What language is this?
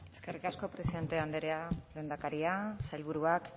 Basque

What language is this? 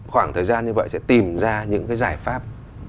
Vietnamese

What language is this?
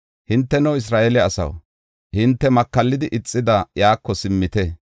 Gofa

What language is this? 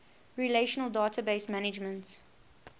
English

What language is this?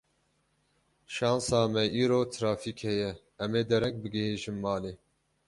Kurdish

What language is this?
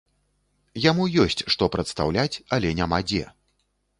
Belarusian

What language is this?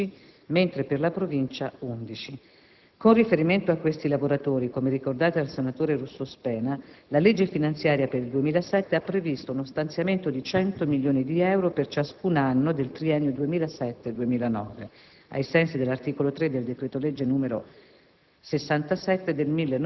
Italian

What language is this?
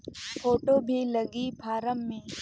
Chhattisgarhi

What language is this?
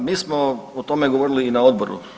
Croatian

